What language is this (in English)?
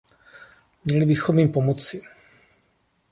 Czech